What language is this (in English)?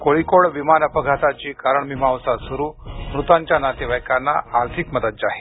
Marathi